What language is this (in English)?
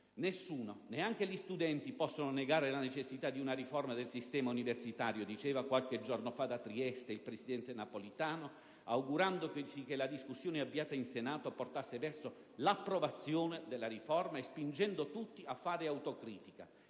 Italian